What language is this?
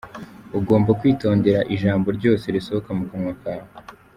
Kinyarwanda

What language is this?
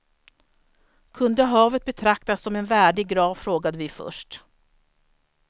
Swedish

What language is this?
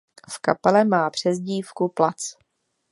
Czech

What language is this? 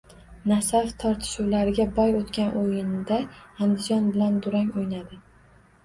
Uzbek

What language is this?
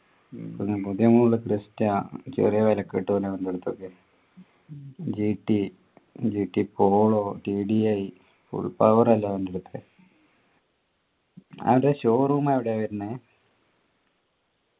Malayalam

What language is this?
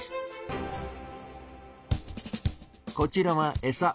Japanese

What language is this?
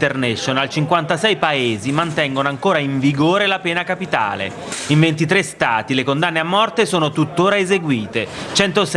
Italian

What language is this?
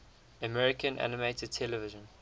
English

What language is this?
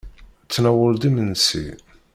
Kabyle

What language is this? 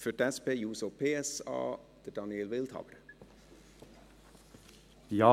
Swiss German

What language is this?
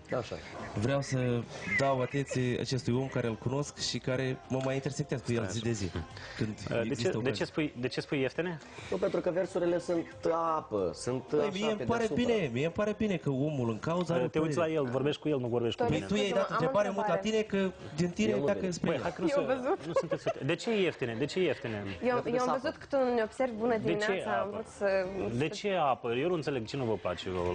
Romanian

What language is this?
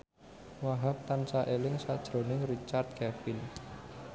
Javanese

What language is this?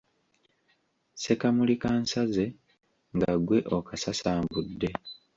Ganda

